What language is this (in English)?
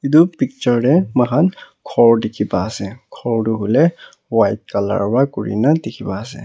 Naga Pidgin